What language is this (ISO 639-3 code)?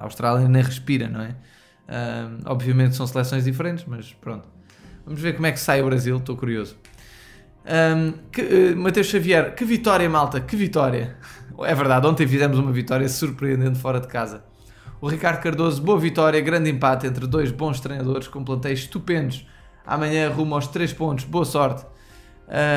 por